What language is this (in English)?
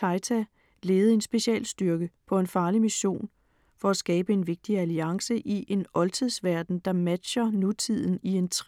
Danish